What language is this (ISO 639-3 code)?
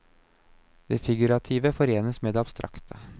nor